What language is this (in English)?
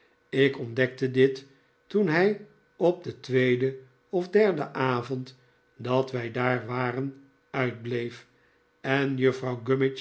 Dutch